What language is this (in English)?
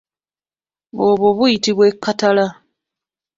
Ganda